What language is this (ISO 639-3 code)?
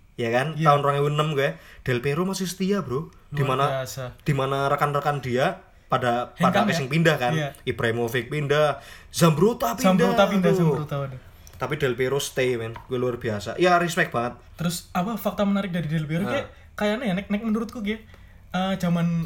ind